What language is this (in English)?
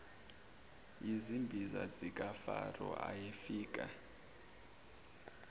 Zulu